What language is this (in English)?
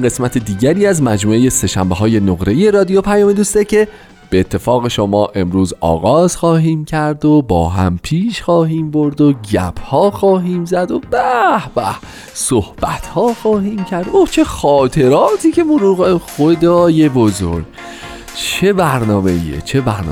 Persian